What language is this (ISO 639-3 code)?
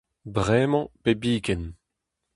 bre